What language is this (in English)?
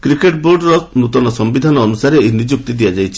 Odia